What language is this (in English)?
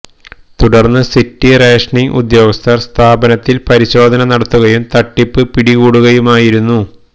Malayalam